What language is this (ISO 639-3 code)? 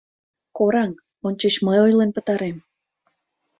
chm